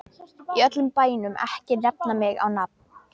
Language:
Icelandic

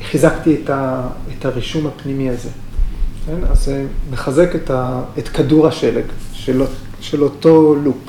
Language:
Hebrew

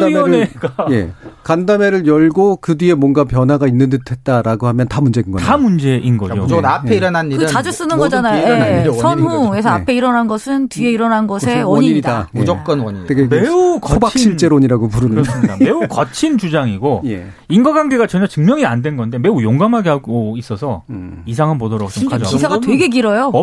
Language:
Korean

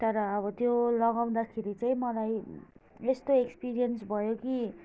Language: Nepali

